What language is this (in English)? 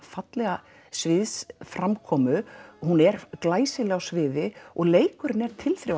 Icelandic